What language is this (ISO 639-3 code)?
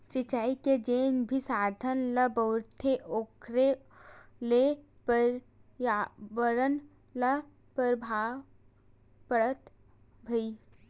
hne